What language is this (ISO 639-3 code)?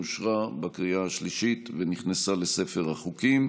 heb